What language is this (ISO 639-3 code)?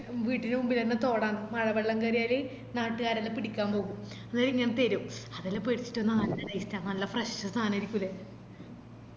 mal